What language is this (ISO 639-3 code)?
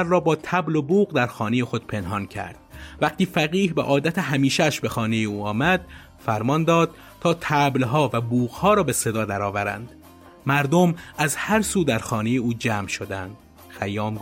fas